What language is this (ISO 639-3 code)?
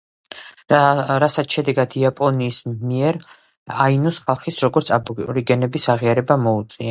kat